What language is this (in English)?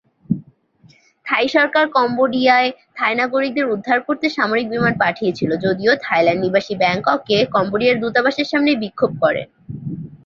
Bangla